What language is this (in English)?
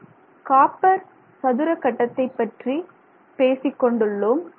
Tamil